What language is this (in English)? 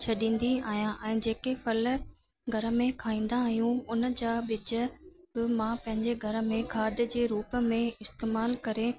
Sindhi